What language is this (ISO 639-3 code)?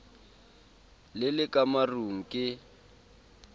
sot